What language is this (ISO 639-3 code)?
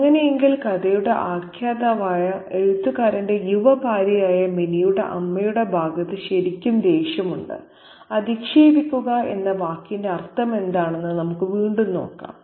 mal